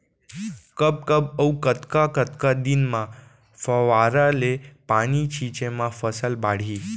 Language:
Chhattisgarhi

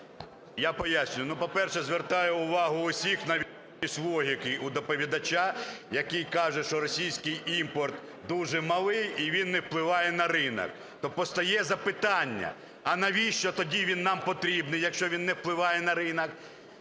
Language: Ukrainian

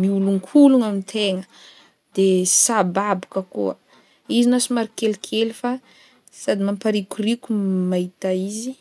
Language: Northern Betsimisaraka Malagasy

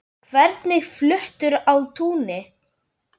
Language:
Icelandic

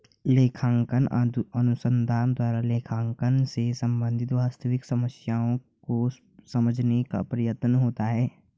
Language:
Hindi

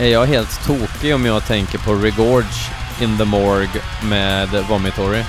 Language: Swedish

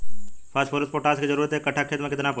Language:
Bhojpuri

